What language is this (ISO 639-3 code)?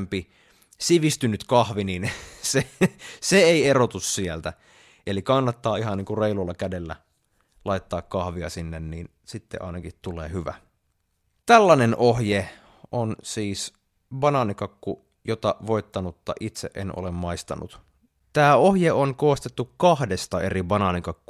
fin